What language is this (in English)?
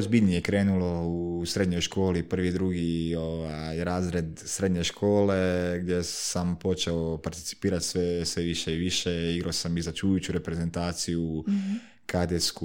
Croatian